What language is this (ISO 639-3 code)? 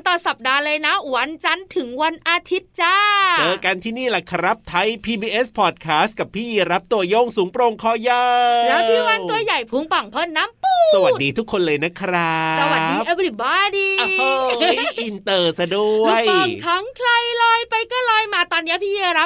tha